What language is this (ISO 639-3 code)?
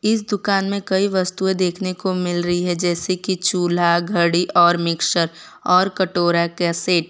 hin